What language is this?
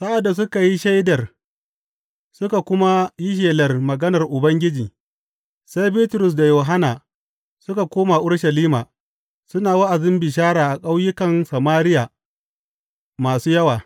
Hausa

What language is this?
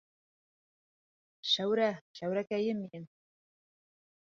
Bashkir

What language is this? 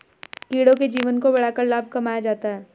Hindi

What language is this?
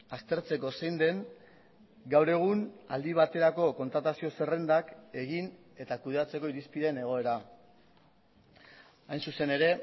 Basque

